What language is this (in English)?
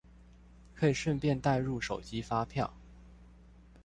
Chinese